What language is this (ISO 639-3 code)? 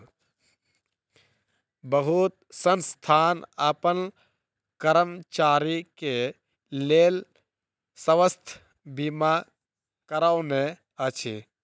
mai